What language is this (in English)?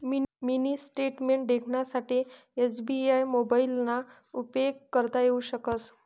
Marathi